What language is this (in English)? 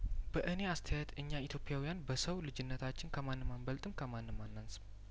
Amharic